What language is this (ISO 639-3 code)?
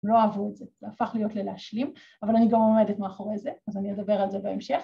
heb